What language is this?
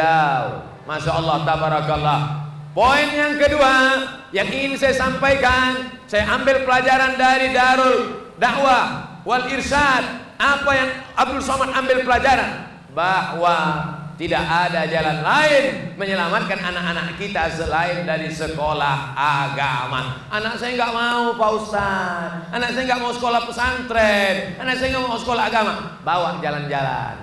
Indonesian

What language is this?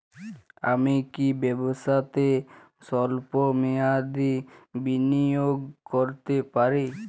Bangla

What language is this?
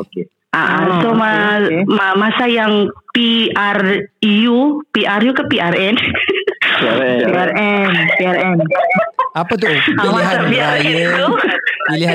Malay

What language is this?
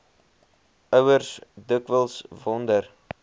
Afrikaans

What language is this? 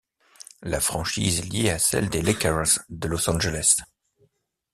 French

